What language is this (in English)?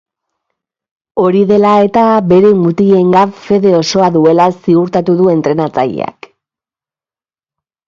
Basque